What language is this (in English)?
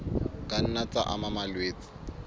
Southern Sotho